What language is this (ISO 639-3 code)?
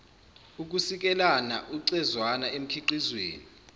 zul